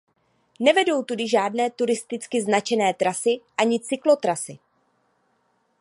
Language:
Czech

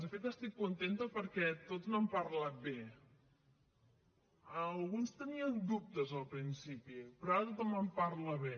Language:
Catalan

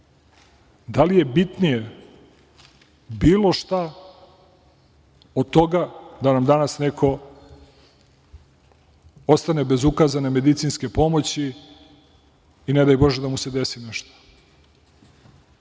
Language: Serbian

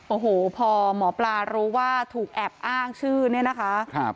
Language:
Thai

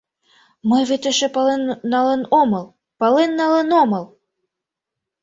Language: Mari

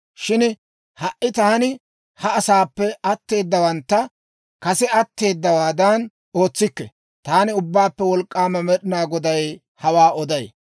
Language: Dawro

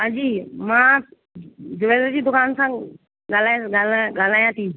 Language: Sindhi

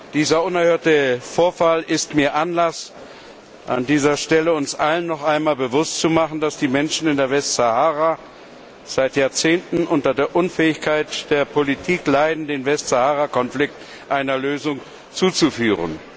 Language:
German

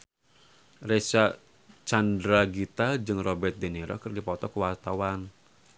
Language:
Sundanese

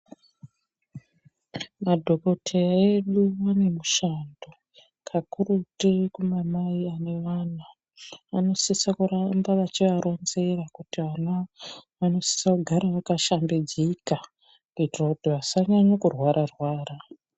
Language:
Ndau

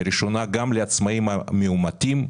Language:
Hebrew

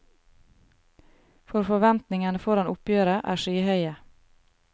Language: Norwegian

